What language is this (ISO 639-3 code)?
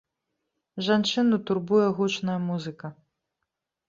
bel